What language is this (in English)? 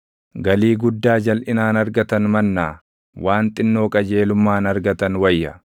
Oromo